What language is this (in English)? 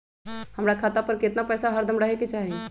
Magahi